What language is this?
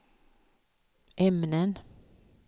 Swedish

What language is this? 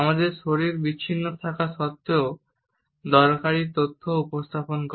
Bangla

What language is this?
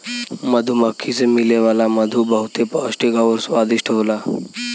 Bhojpuri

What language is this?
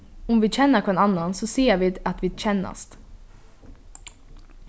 Faroese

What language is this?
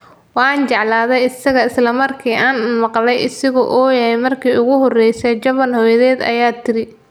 Somali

